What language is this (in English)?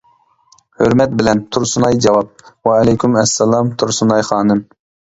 Uyghur